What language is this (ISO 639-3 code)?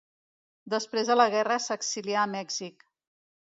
cat